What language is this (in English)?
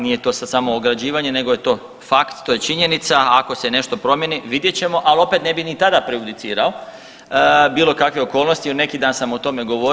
Croatian